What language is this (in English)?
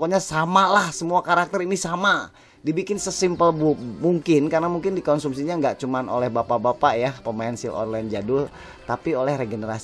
Indonesian